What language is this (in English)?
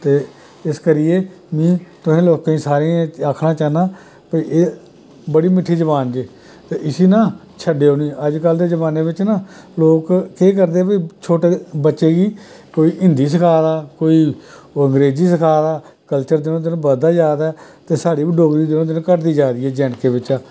Dogri